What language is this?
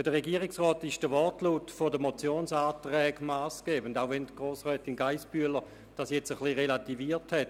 Swiss German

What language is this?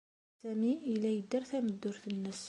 Kabyle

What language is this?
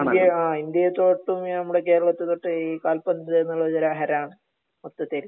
Malayalam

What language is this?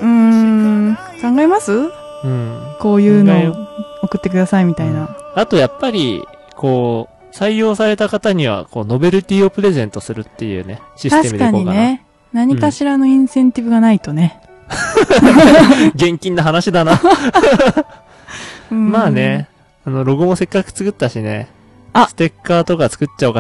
Japanese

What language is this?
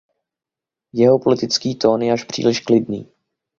Czech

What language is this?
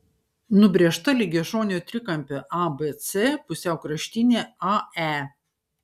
Lithuanian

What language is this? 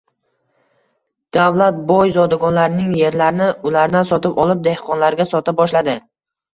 Uzbek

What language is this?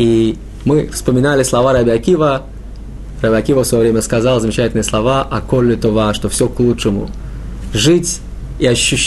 Russian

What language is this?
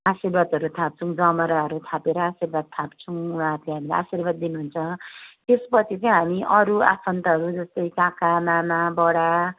Nepali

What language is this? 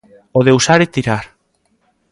Galician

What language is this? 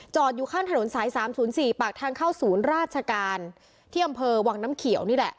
Thai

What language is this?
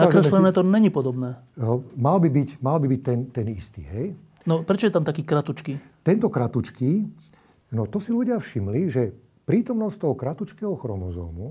Slovak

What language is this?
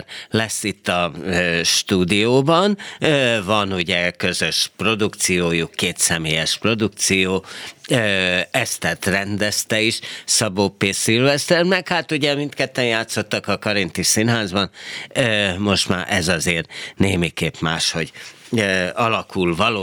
Hungarian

